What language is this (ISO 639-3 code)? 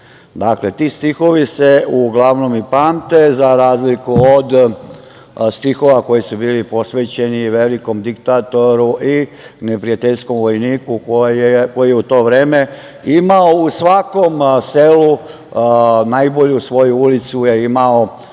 srp